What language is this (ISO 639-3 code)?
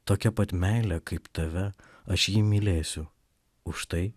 lit